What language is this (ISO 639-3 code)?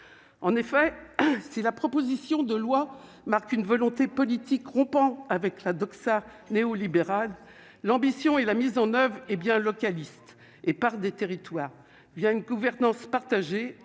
fra